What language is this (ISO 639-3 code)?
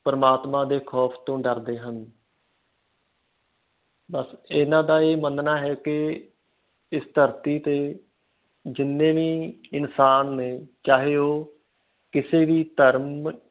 pan